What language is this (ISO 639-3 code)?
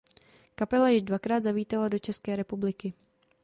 ces